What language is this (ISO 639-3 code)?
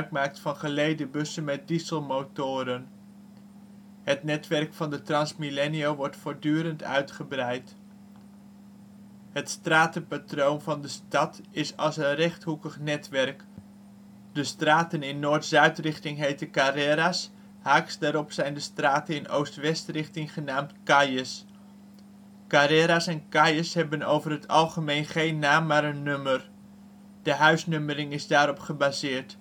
nld